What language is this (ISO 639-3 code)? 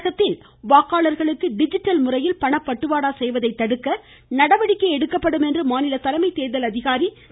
tam